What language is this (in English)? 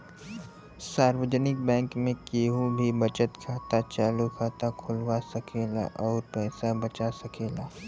Bhojpuri